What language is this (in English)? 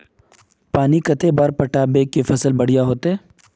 Magahi